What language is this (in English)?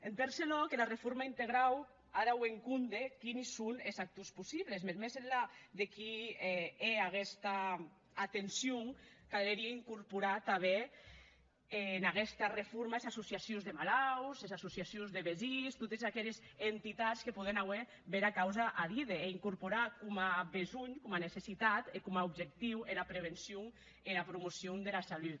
Catalan